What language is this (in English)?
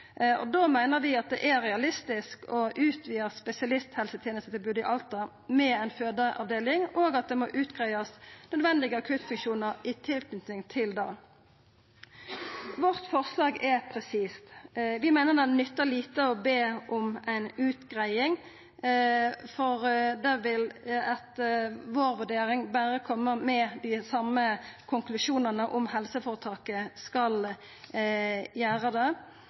Norwegian Nynorsk